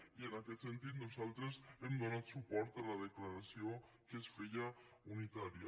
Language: Catalan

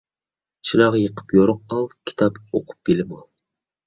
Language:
Uyghur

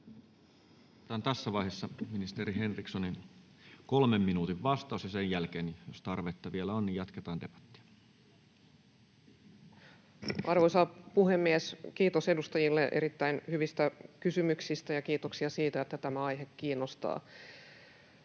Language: Finnish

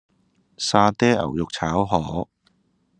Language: Cantonese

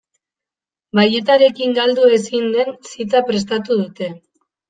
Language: Basque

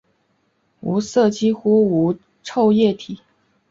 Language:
Chinese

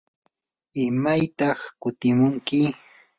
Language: Yanahuanca Pasco Quechua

